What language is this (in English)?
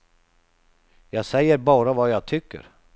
Swedish